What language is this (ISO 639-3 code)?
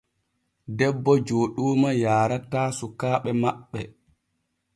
fue